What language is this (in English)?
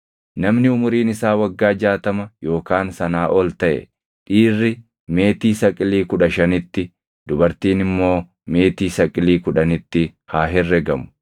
Oromo